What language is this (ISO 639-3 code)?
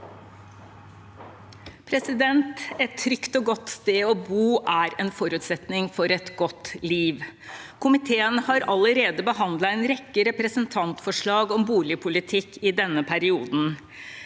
nor